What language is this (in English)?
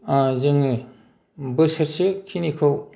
Bodo